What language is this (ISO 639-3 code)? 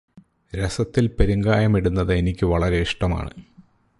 mal